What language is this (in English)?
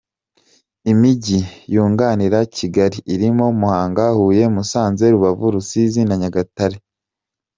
Kinyarwanda